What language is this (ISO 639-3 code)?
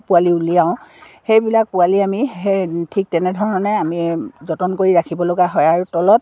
asm